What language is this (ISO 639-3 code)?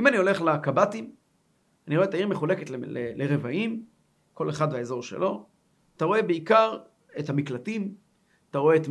heb